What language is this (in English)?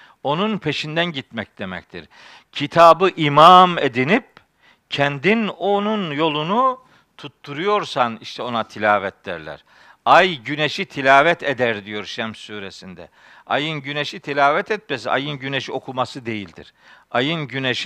Turkish